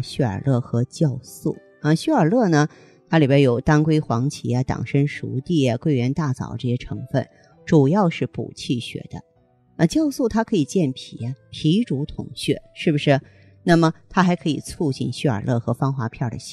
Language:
Chinese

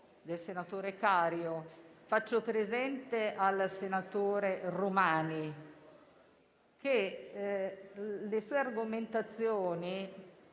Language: Italian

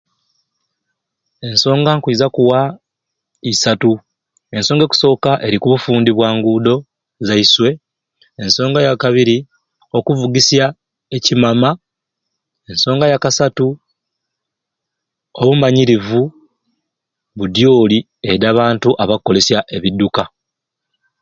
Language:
Ruuli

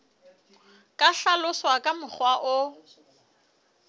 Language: Southern Sotho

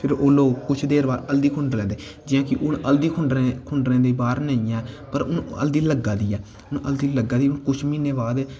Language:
Dogri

